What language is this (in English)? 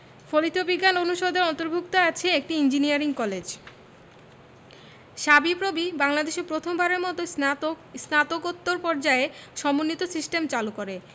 Bangla